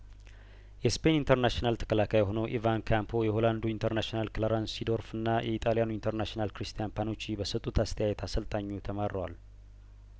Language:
Amharic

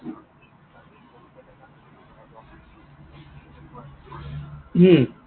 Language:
Assamese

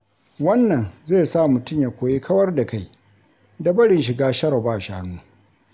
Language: Hausa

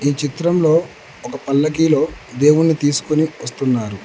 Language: Telugu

